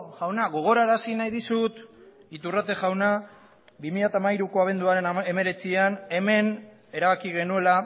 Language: Basque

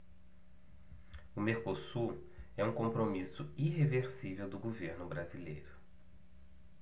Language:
Portuguese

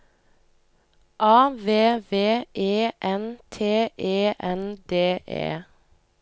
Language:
Norwegian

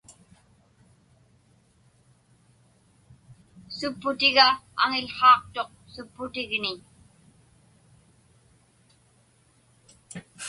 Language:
Inupiaq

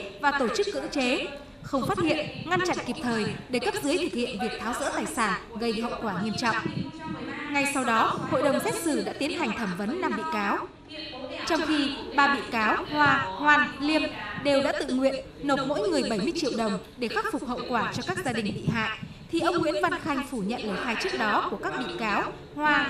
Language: Vietnamese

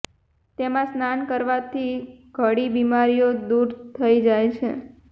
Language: Gujarati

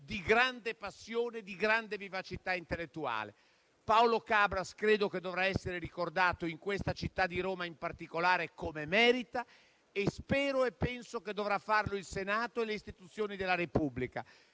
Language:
Italian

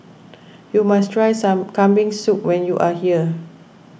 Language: English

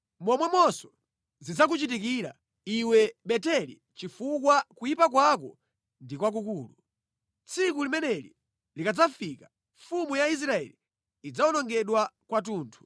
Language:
Nyanja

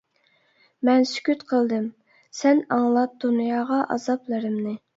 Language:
Uyghur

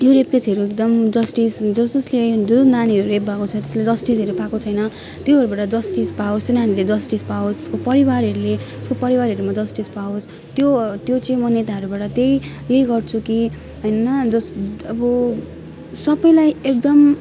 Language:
Nepali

